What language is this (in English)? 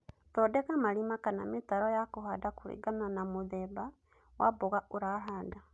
Kikuyu